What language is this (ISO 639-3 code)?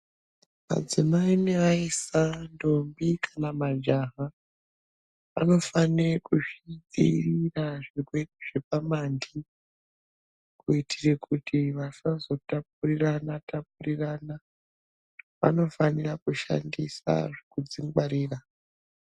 ndc